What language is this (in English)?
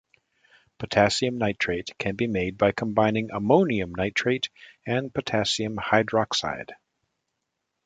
English